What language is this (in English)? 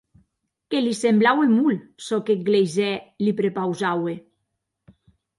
Occitan